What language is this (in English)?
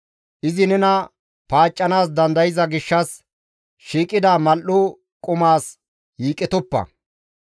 Gamo